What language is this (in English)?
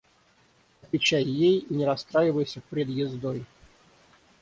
Russian